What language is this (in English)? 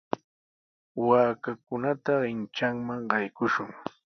Sihuas Ancash Quechua